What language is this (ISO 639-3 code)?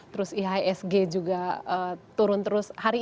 ind